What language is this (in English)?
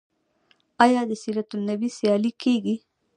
Pashto